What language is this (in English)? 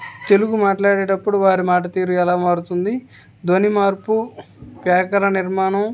Telugu